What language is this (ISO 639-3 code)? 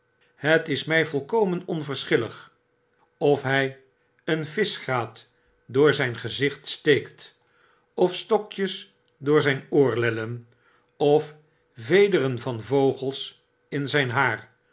nld